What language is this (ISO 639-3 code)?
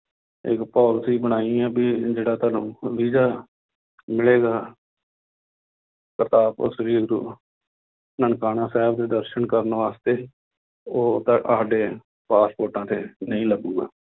pan